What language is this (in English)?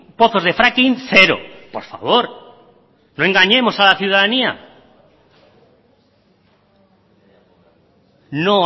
Spanish